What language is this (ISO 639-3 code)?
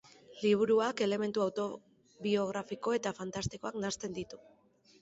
eus